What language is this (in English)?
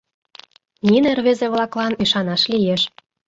Mari